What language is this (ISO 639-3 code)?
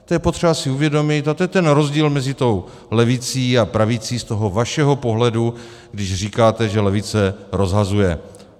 ces